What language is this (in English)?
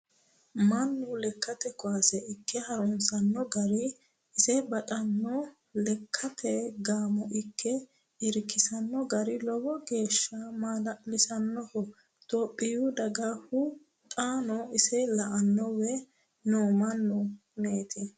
Sidamo